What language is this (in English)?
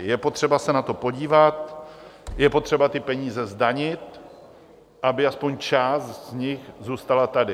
Czech